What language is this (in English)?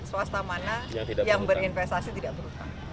Indonesian